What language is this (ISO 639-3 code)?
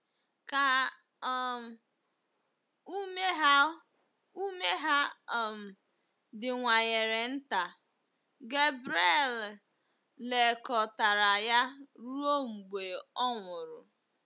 ibo